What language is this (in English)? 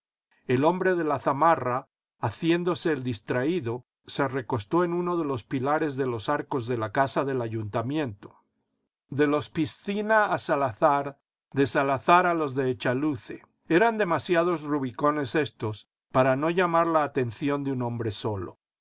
Spanish